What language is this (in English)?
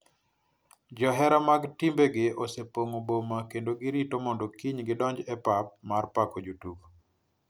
Luo (Kenya and Tanzania)